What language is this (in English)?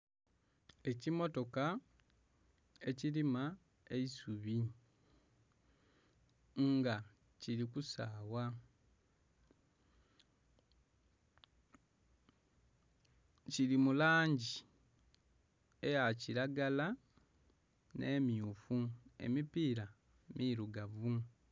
Soga